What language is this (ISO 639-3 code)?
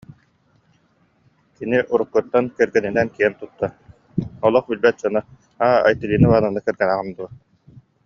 sah